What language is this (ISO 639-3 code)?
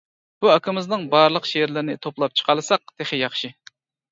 uig